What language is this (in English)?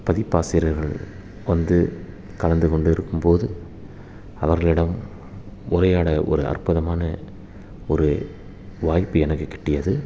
Tamil